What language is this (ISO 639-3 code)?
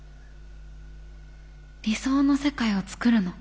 jpn